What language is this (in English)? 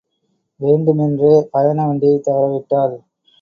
Tamil